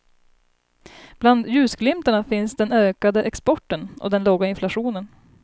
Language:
Swedish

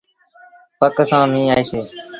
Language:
Sindhi Bhil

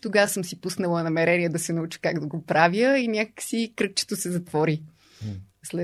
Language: Bulgarian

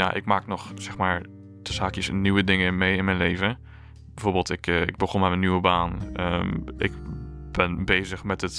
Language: Dutch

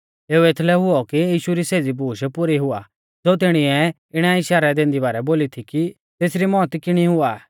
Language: Mahasu Pahari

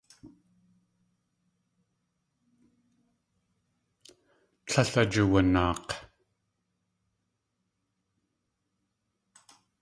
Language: Tlingit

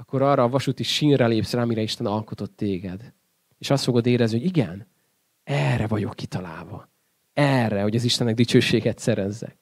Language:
Hungarian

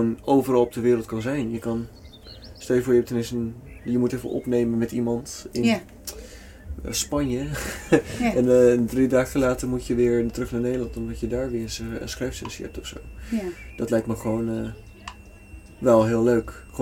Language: Dutch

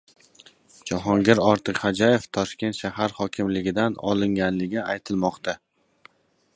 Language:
Uzbek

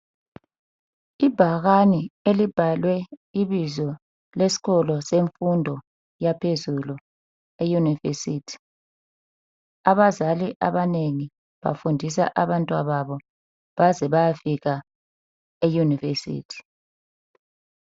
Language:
North Ndebele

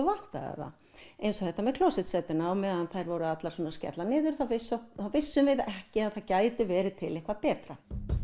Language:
Icelandic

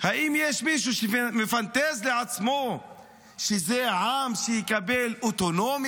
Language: Hebrew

